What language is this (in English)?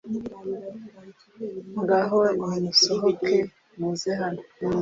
Kinyarwanda